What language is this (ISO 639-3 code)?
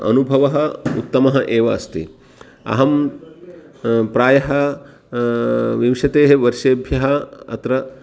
san